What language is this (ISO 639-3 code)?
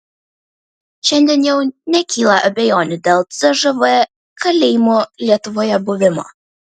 lit